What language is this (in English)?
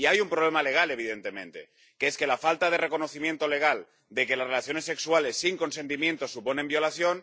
Spanish